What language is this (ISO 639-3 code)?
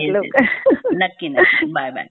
mar